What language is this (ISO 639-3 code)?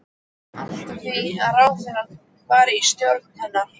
isl